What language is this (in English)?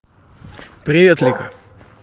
Russian